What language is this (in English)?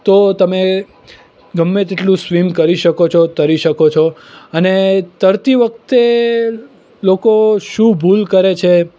Gujarati